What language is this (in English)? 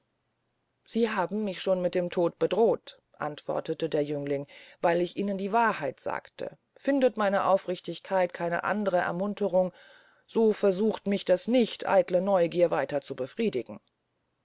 German